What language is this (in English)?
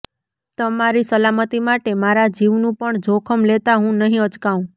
Gujarati